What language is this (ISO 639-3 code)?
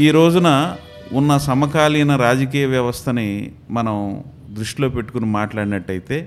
tel